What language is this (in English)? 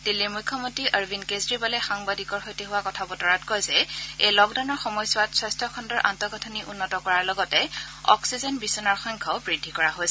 Assamese